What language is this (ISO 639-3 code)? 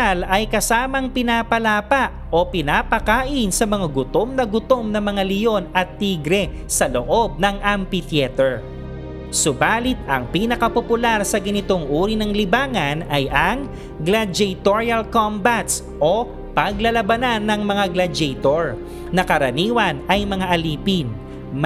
fil